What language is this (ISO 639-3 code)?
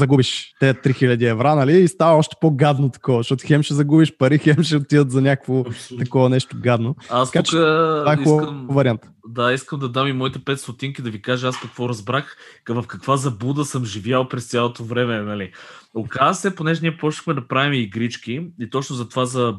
bul